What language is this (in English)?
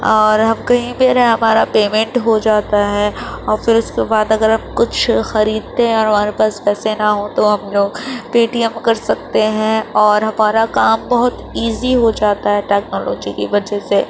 Urdu